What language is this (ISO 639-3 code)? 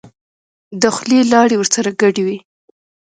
pus